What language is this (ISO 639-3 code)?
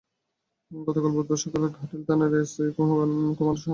ben